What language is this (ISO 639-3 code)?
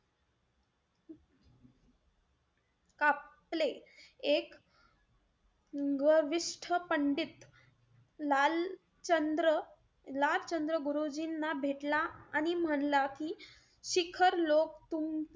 mar